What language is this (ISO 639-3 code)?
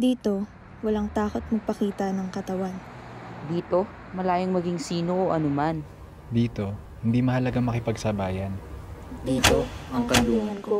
fil